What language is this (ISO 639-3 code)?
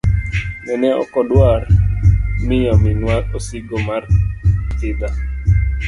luo